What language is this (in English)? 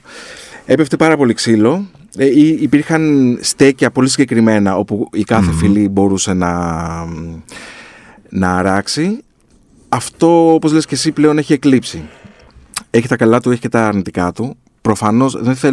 Greek